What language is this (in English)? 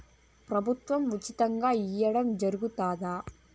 Telugu